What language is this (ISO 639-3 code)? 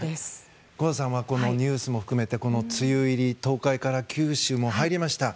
jpn